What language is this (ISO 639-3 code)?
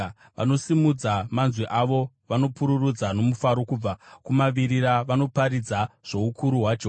sna